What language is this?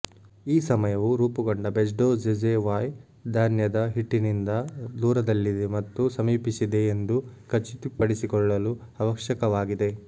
Kannada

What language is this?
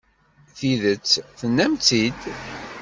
Kabyle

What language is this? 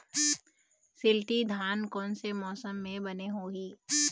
Chhattisgarhi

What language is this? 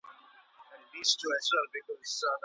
Pashto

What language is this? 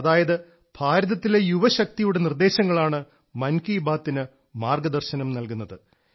Malayalam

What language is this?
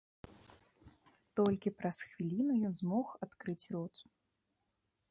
Belarusian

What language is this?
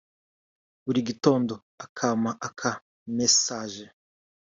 Kinyarwanda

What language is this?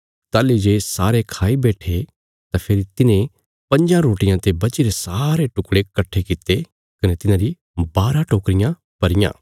Bilaspuri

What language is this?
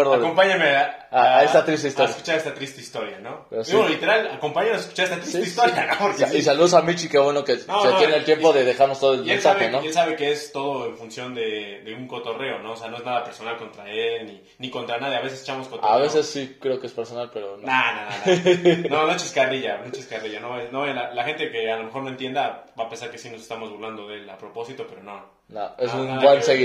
Spanish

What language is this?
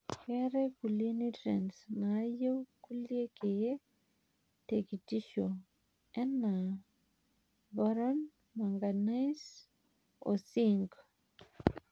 Masai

